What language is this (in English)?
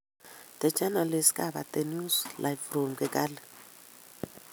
Kalenjin